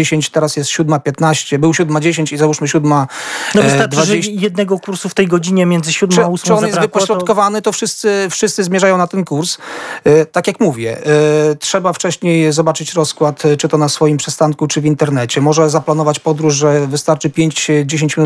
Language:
Polish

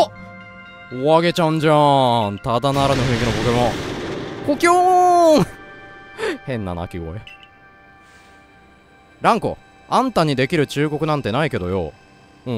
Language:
Japanese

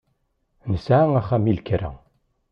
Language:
Kabyle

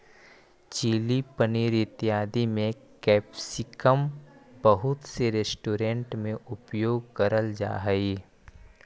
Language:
Magahi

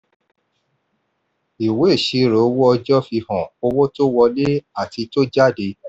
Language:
Yoruba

